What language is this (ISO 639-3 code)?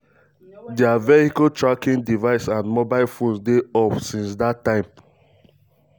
pcm